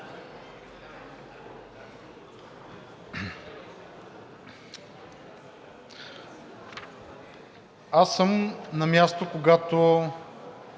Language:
Bulgarian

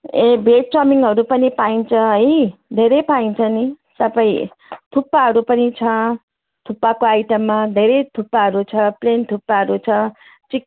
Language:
Nepali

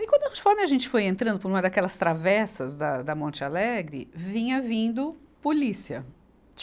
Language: Portuguese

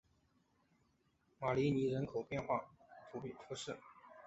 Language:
Chinese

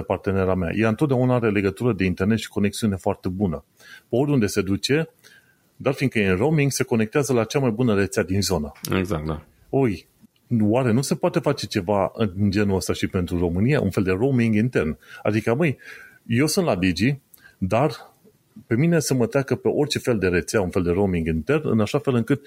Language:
Romanian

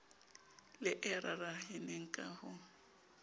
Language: Southern Sotho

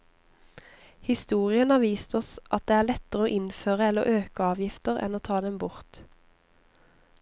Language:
Norwegian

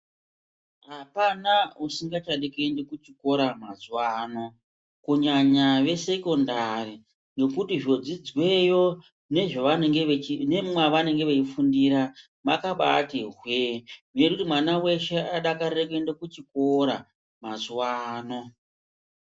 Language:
Ndau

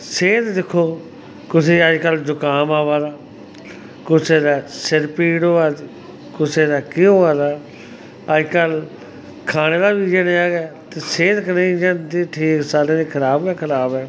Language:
Dogri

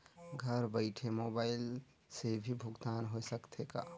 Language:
Chhattisgarhi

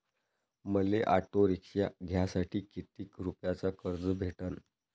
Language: Marathi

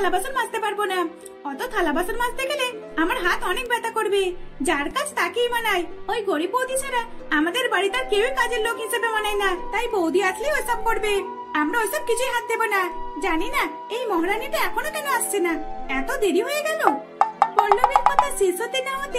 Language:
Bangla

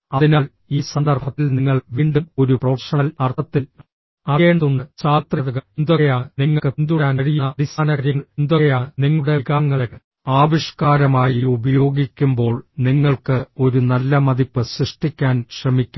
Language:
Malayalam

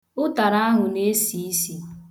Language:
Igbo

